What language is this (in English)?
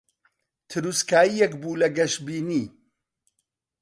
Central Kurdish